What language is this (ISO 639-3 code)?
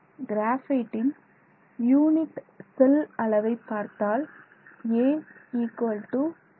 tam